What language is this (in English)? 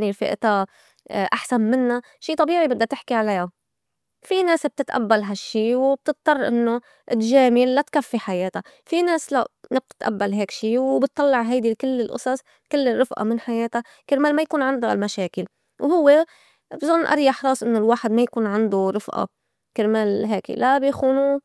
North Levantine Arabic